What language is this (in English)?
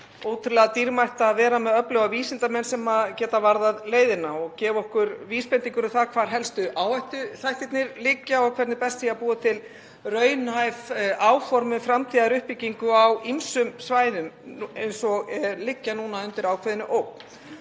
Icelandic